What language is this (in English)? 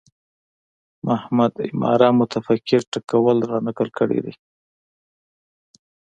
Pashto